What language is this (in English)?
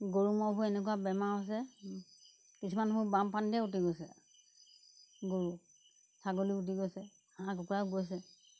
Assamese